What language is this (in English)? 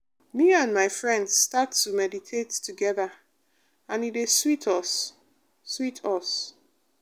Nigerian Pidgin